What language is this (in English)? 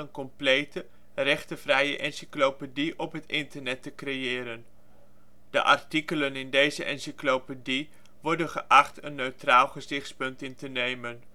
Dutch